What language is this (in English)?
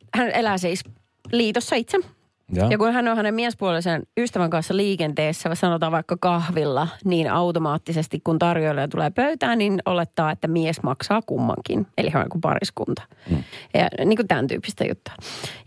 Finnish